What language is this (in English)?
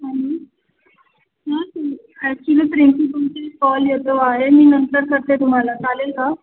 Marathi